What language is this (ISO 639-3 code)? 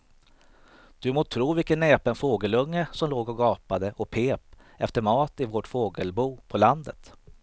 swe